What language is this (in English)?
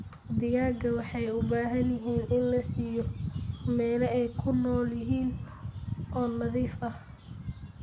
Somali